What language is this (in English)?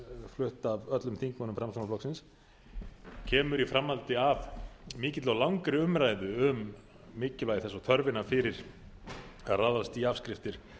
Icelandic